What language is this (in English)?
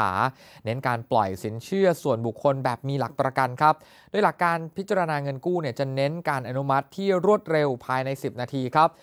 Thai